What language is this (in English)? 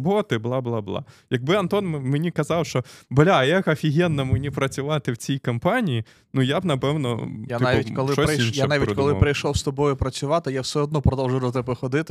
Ukrainian